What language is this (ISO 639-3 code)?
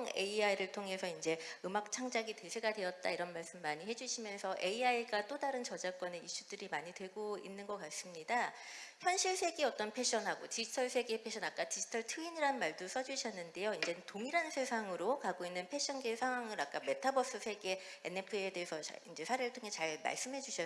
kor